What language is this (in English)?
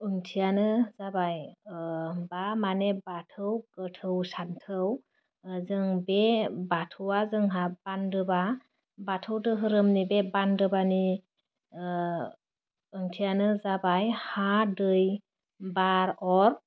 Bodo